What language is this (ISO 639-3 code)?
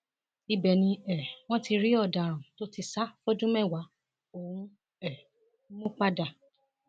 yor